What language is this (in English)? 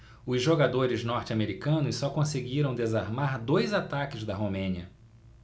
Portuguese